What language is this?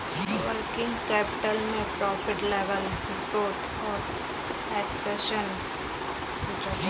Hindi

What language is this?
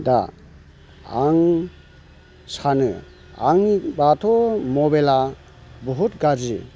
Bodo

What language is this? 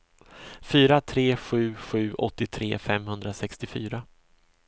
Swedish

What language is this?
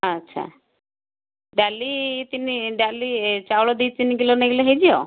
Odia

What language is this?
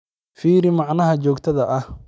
Somali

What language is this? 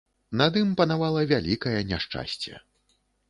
Belarusian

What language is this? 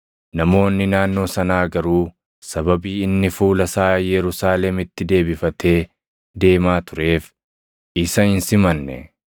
Oromo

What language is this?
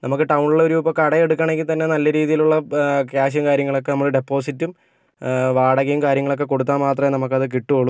Malayalam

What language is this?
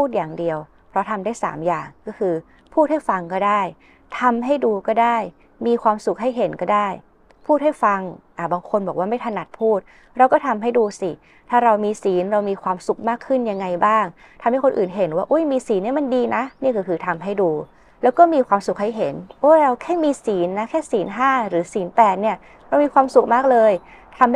Thai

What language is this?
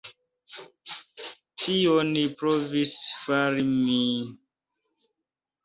Esperanto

